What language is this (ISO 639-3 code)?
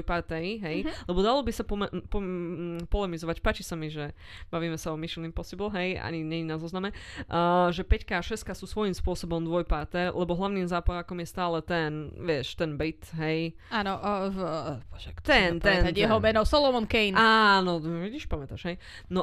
slk